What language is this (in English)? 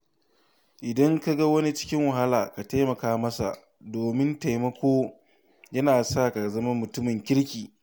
Hausa